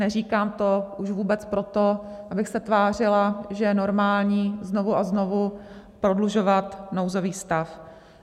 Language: Czech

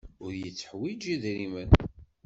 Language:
Kabyle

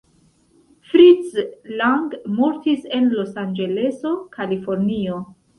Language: Esperanto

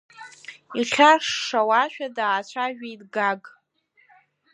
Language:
Abkhazian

